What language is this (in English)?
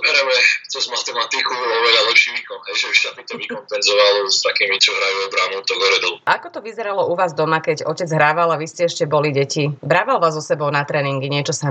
Slovak